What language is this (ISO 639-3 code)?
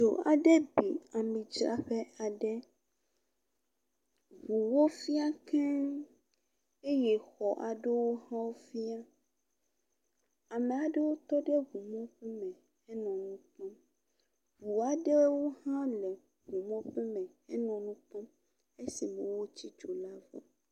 ewe